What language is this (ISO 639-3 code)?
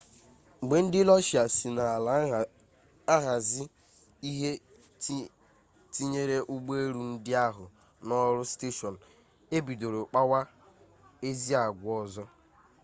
ibo